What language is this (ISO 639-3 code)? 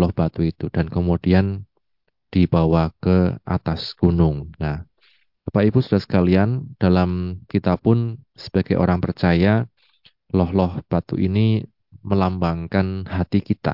ind